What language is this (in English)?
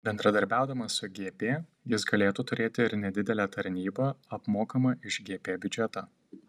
Lithuanian